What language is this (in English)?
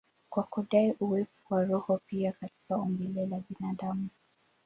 Swahili